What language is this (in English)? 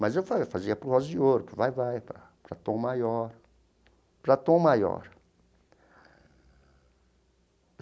Portuguese